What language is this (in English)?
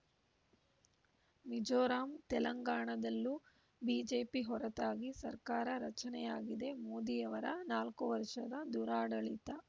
Kannada